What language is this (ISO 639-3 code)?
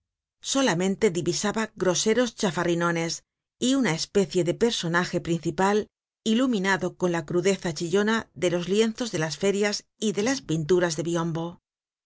spa